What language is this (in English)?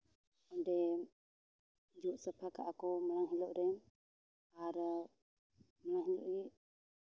Santali